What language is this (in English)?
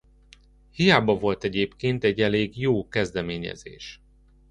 Hungarian